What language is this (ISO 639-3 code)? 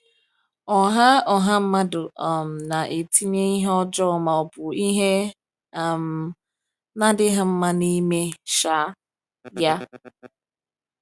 ibo